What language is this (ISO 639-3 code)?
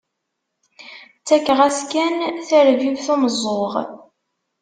kab